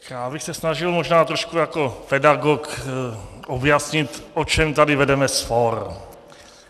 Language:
Czech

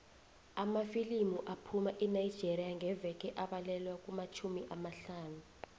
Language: South Ndebele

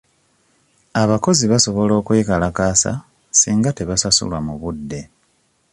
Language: Ganda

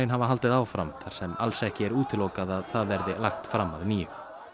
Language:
Icelandic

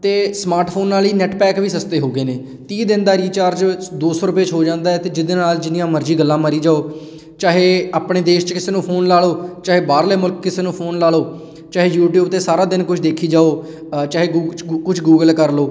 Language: Punjabi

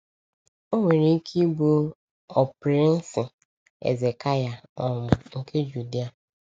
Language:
Igbo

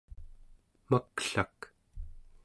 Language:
Central Yupik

